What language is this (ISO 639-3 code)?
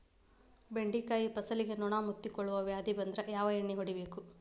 kan